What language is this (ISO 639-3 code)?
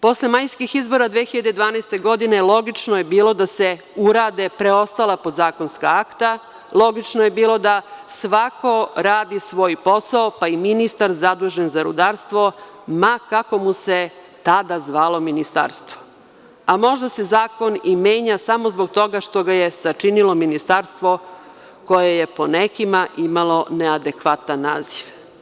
srp